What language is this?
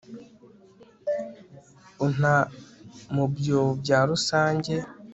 Kinyarwanda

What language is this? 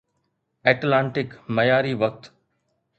Sindhi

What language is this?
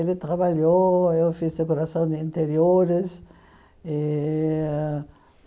Portuguese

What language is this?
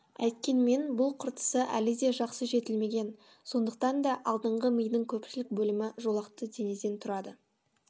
Kazakh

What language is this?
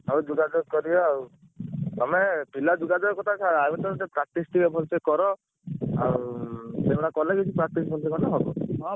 Odia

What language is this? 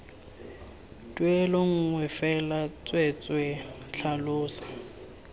Tswana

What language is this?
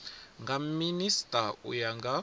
Venda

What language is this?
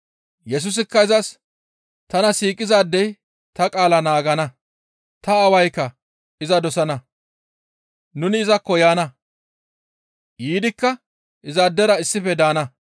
Gamo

